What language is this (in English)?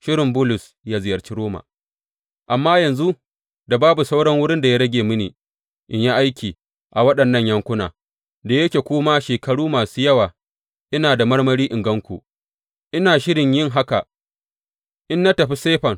Hausa